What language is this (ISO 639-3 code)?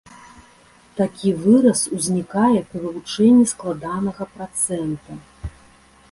bel